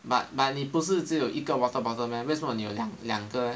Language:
English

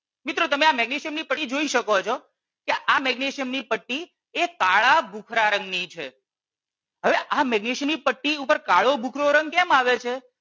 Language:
Gujarati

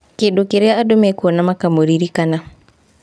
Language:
Kikuyu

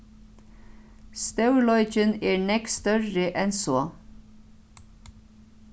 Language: Faroese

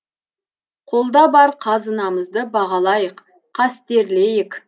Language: Kazakh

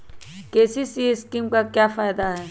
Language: Magahi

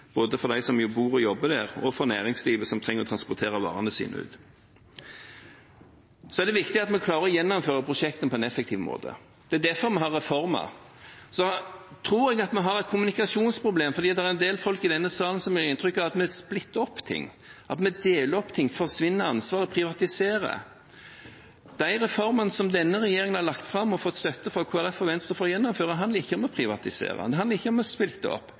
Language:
Norwegian Bokmål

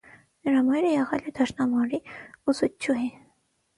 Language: Armenian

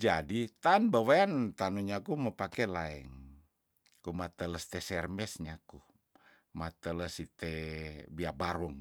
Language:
Tondano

